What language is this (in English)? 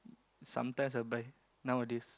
English